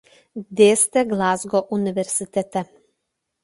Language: Lithuanian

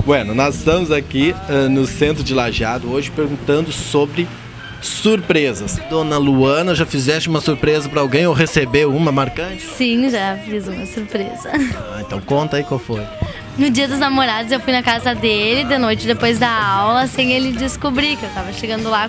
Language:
Portuguese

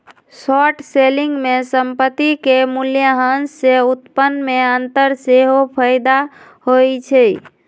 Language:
Magahi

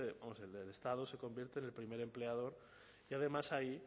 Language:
Spanish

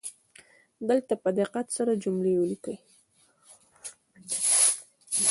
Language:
Pashto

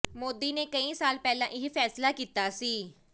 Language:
Punjabi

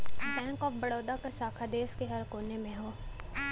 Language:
Bhojpuri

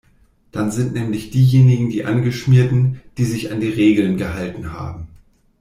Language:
German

